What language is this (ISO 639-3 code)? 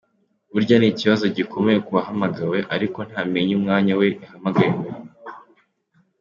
kin